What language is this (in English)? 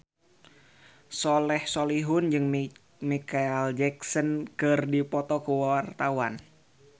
Sundanese